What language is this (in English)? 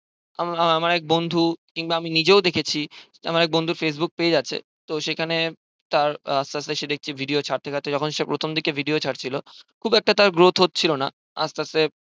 Bangla